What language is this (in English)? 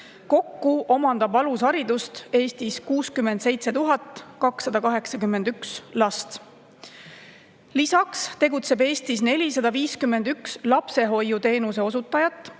Estonian